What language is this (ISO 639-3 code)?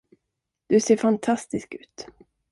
swe